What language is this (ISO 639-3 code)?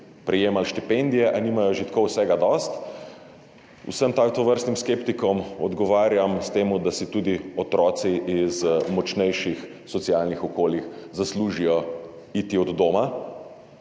slv